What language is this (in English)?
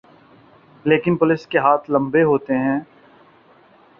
Urdu